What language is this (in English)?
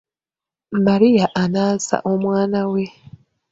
Ganda